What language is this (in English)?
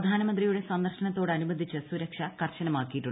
Malayalam